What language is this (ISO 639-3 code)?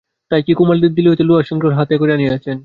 ben